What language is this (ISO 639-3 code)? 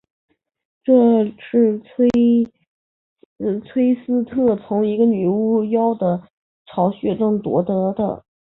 zho